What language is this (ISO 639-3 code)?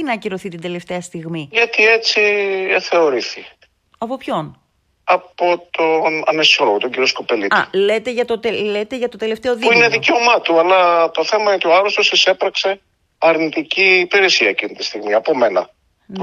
ell